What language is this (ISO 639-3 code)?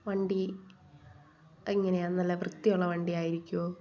mal